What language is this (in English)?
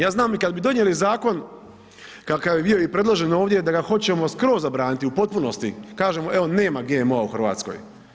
Croatian